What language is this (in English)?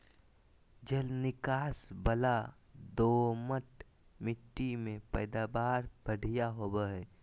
Magahi